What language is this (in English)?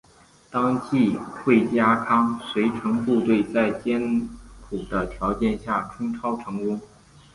Chinese